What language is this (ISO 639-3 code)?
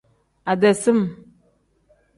kdh